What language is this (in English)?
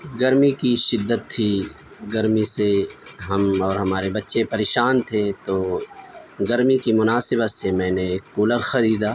Urdu